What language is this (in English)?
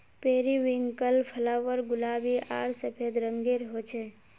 Magahi